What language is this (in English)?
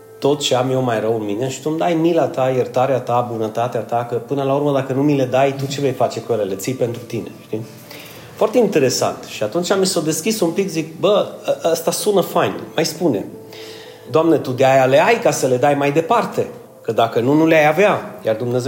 Romanian